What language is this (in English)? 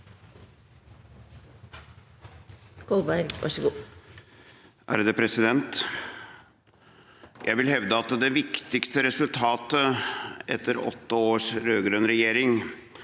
Norwegian